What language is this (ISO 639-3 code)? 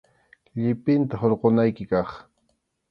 qxu